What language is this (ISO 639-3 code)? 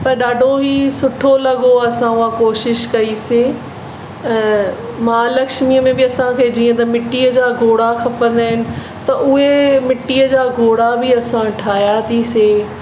snd